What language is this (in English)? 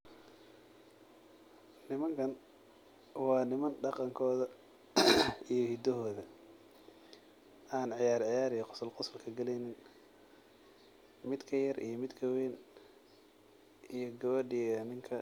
Somali